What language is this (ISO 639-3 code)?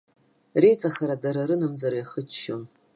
abk